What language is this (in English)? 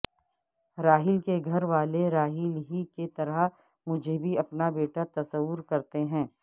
Urdu